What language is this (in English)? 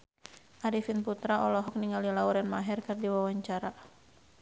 Sundanese